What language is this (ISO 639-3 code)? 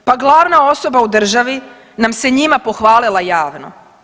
hrv